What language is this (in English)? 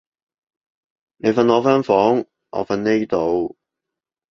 Cantonese